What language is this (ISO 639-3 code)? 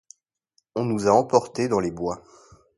fra